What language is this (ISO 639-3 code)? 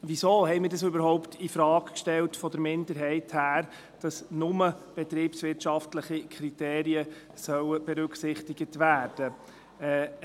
gsw